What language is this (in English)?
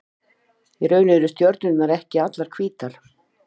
Icelandic